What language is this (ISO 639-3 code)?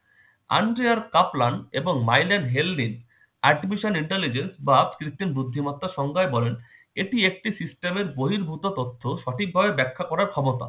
ben